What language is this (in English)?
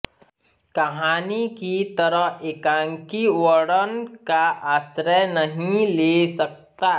Hindi